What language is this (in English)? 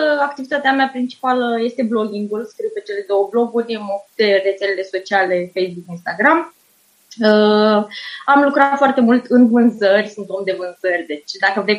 Romanian